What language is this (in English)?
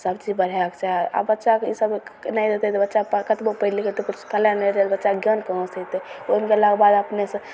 Maithili